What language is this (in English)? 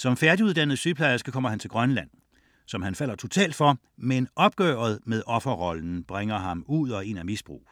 Danish